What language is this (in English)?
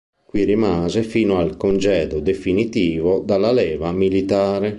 Italian